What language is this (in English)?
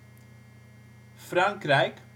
Dutch